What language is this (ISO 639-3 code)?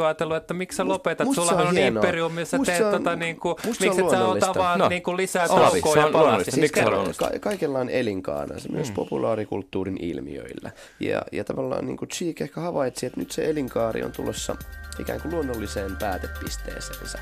fin